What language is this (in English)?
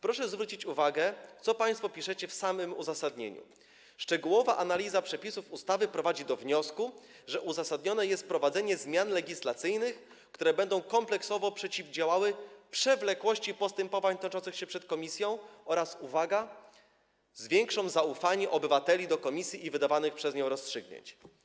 Polish